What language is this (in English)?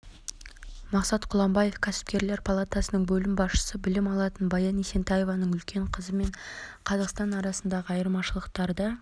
Kazakh